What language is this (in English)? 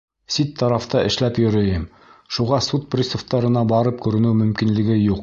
Bashkir